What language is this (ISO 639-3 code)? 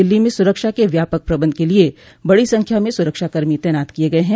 hin